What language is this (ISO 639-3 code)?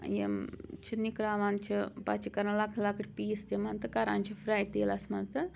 kas